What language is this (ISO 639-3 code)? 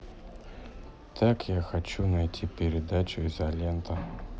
rus